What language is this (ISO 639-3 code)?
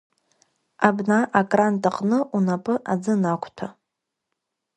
abk